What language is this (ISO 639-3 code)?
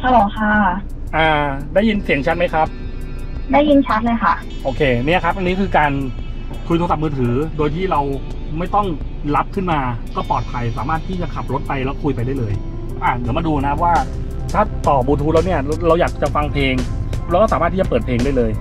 tha